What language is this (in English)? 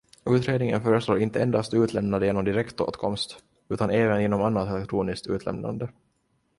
Swedish